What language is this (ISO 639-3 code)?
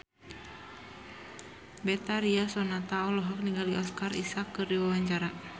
sun